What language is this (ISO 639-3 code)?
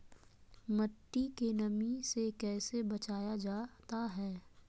mag